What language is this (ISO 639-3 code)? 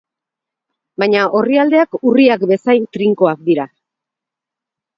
eus